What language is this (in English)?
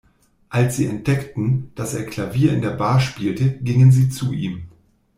German